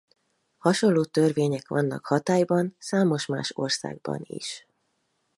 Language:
Hungarian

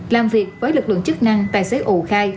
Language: Vietnamese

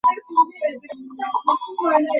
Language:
Bangla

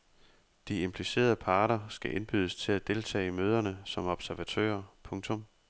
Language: Danish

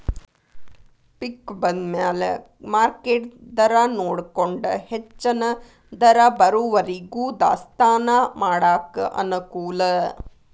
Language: Kannada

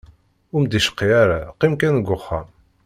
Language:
Kabyle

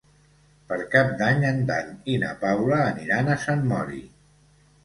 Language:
Catalan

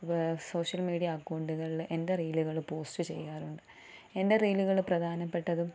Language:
Malayalam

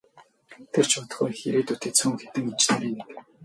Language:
Mongolian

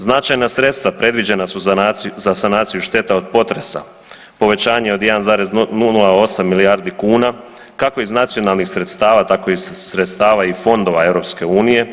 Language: Croatian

